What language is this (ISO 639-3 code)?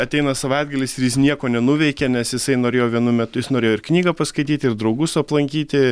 lit